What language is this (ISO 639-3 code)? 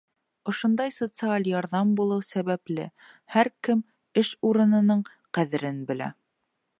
bak